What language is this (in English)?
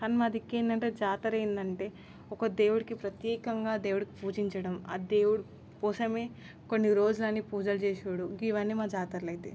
Telugu